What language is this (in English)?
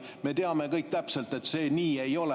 Estonian